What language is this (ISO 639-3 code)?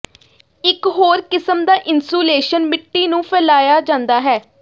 pan